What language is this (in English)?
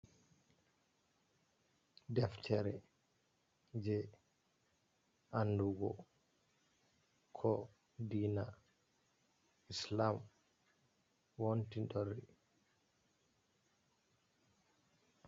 Fula